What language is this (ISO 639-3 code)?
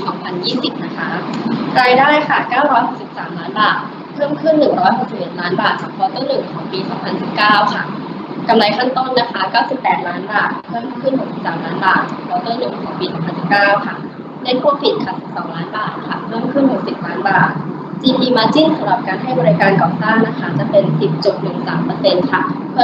tha